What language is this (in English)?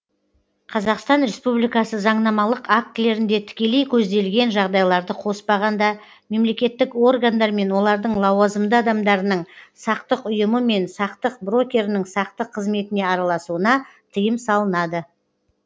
Kazakh